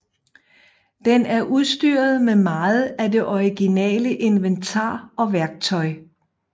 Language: Danish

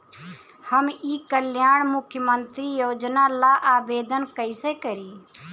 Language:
Bhojpuri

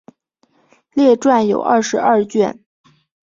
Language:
Chinese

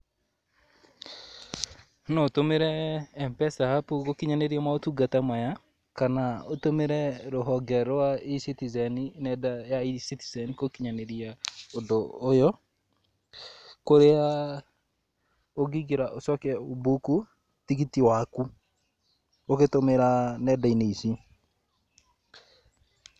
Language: Kikuyu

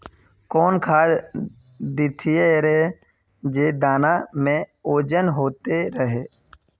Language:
Magahi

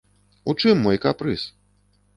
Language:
Belarusian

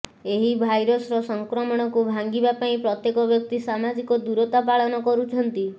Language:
Odia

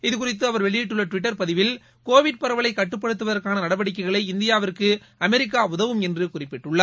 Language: Tamil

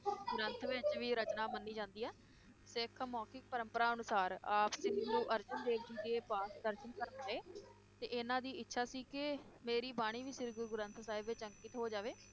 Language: Punjabi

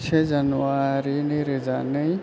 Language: Bodo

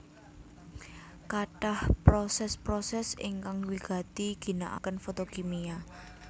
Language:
Javanese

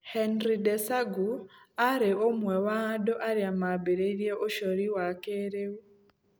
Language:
Kikuyu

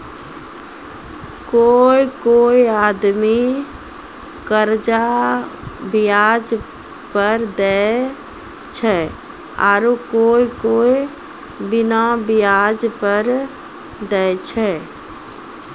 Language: Maithili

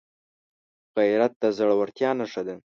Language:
Pashto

